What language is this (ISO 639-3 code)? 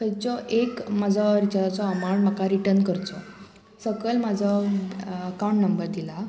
kok